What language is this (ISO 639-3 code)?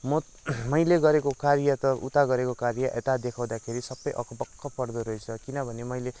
nep